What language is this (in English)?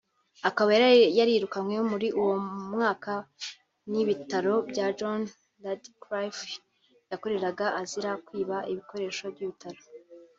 Kinyarwanda